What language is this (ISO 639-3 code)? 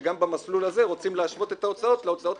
heb